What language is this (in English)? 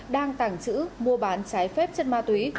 Vietnamese